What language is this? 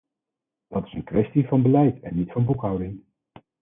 Dutch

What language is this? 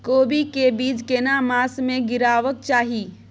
Maithili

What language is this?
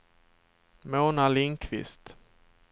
Swedish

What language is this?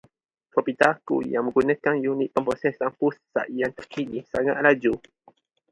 Malay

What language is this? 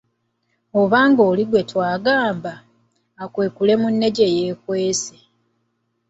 Ganda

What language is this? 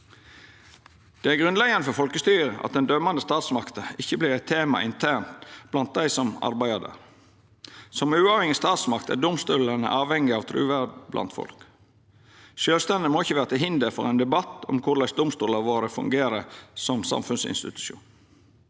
Norwegian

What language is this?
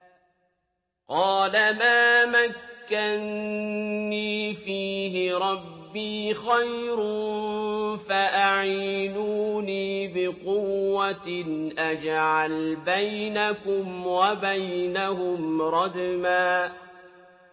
Arabic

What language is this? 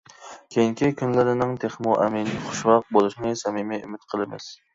Uyghur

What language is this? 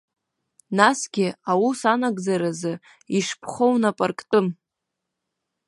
Abkhazian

